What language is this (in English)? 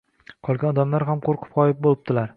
Uzbek